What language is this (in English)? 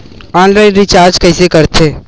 Chhattisgarhi